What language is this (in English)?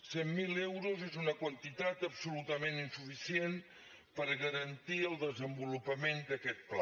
Catalan